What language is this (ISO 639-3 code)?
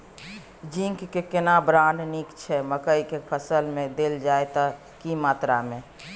mai